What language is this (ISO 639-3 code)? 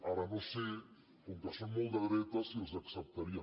cat